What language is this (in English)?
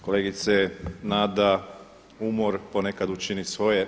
Croatian